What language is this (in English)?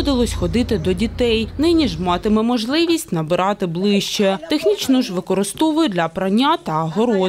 Ukrainian